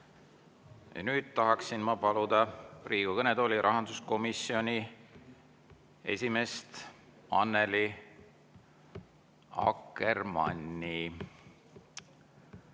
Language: Estonian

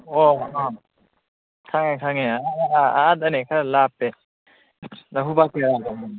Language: Manipuri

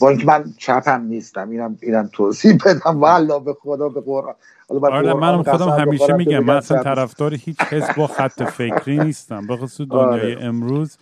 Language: Persian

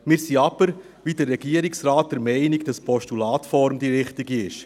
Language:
Swiss German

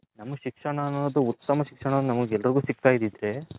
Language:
Kannada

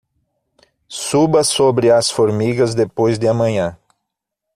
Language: Portuguese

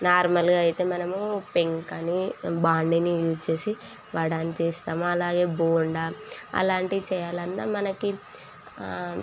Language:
Telugu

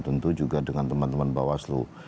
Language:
Indonesian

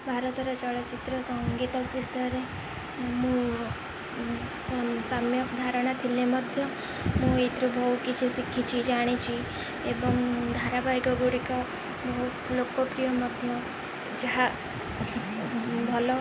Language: Odia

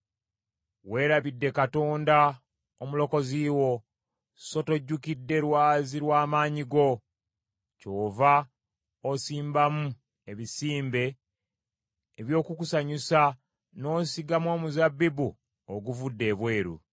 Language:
Ganda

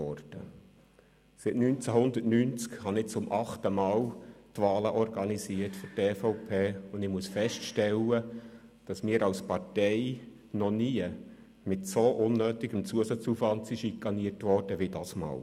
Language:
Swiss German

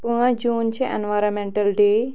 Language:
Kashmiri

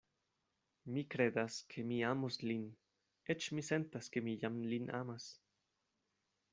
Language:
Esperanto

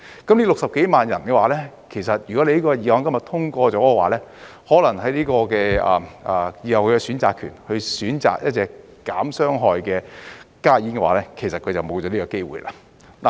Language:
Cantonese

